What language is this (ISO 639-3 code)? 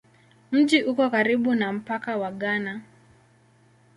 swa